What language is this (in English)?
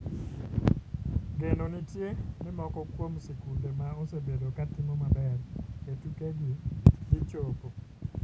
Luo (Kenya and Tanzania)